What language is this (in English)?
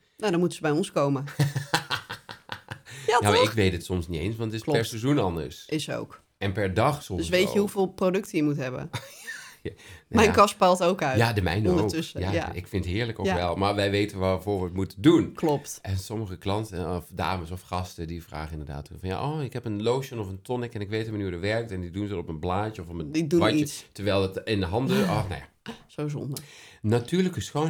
Dutch